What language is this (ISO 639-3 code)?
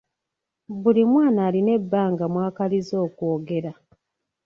lug